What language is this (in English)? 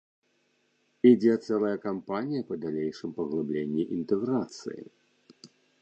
Belarusian